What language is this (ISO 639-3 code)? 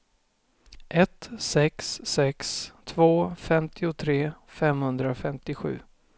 swe